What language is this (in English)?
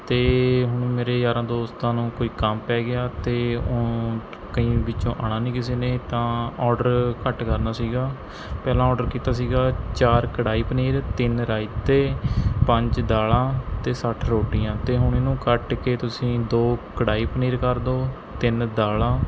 Punjabi